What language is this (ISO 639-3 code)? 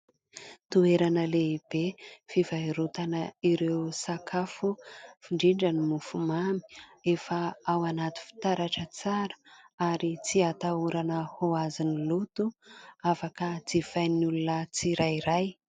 mlg